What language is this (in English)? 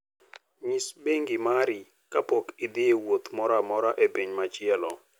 Luo (Kenya and Tanzania)